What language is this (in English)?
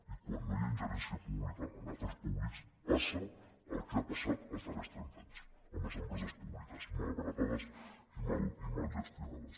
Catalan